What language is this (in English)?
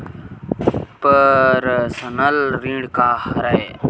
Chhattisgarhi